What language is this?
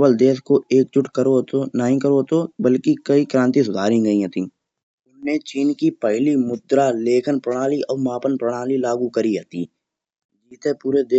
Kanauji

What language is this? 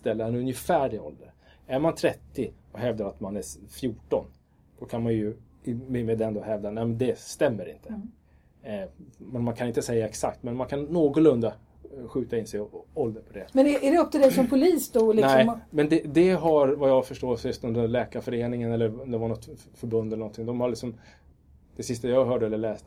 Swedish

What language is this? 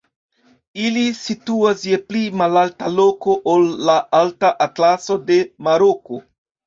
Esperanto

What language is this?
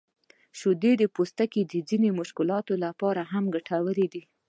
Pashto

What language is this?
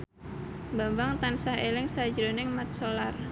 Javanese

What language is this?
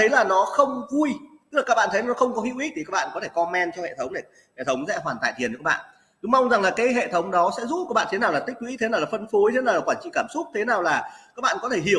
Vietnamese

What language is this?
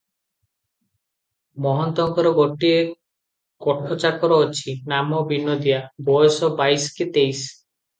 Odia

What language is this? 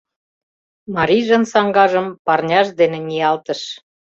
Mari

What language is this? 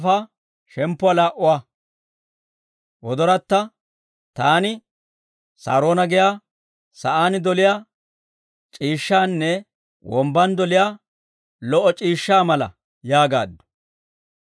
Dawro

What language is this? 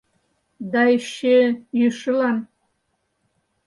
Mari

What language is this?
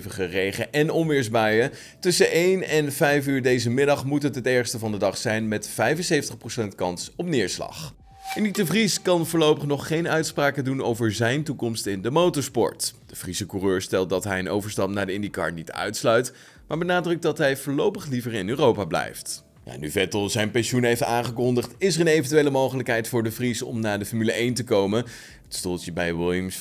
Dutch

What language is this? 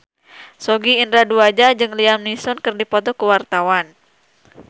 Sundanese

